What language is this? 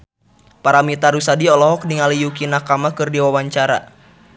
Sundanese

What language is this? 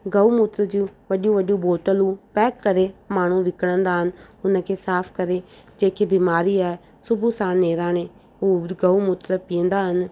Sindhi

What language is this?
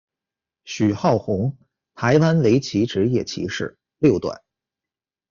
Chinese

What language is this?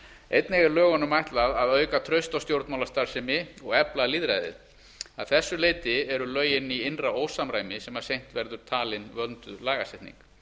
Icelandic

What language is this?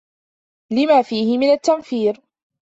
Arabic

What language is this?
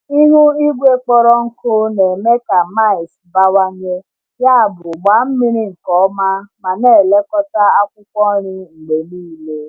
Igbo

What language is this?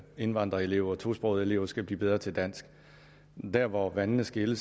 Danish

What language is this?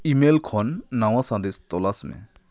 Santali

